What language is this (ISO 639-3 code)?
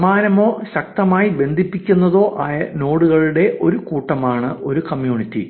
mal